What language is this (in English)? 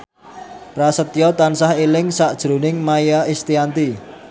Javanese